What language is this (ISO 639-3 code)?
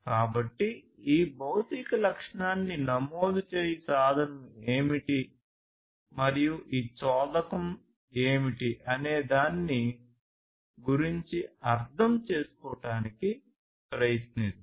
tel